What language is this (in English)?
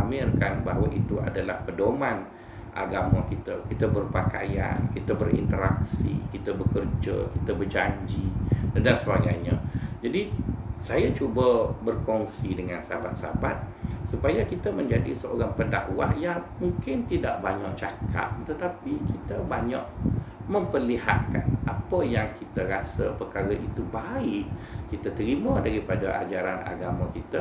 Malay